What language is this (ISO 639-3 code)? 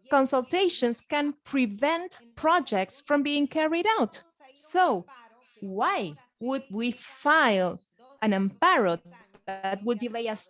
eng